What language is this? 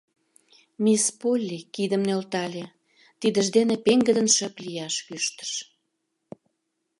Mari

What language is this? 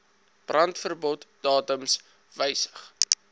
Afrikaans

